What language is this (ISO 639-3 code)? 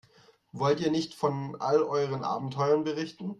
deu